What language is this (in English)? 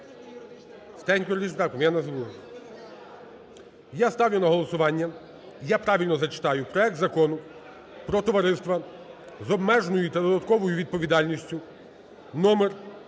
Ukrainian